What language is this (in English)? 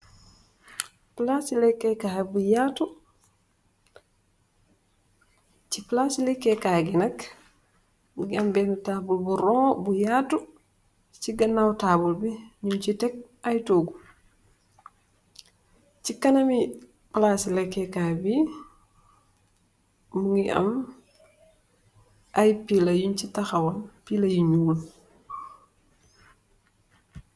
Wolof